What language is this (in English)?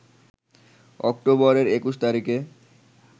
Bangla